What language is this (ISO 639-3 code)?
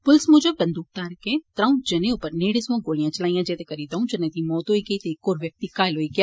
doi